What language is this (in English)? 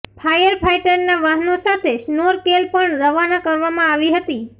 Gujarati